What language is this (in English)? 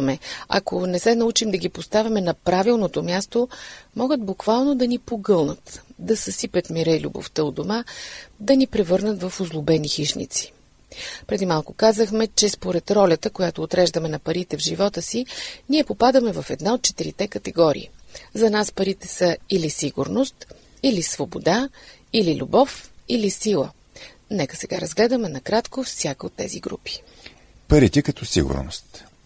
Bulgarian